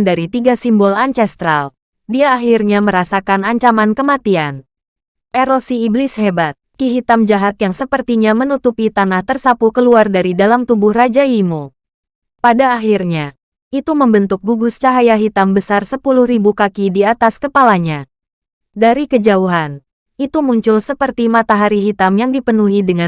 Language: Indonesian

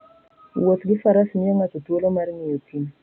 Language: Luo (Kenya and Tanzania)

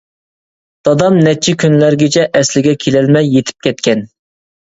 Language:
Uyghur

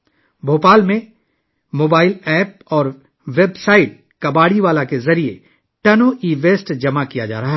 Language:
Urdu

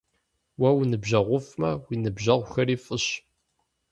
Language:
Kabardian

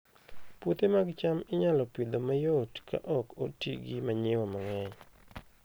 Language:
Luo (Kenya and Tanzania)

